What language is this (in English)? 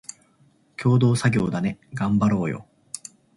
Japanese